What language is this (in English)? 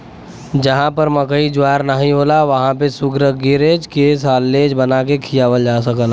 Bhojpuri